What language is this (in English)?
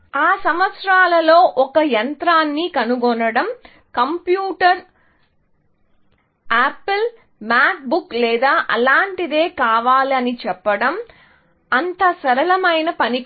Telugu